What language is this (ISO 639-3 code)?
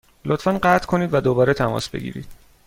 fas